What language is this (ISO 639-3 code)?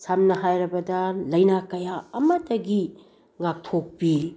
mni